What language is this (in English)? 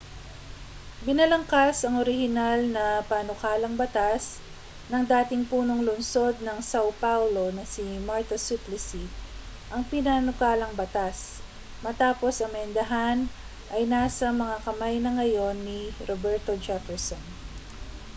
Filipino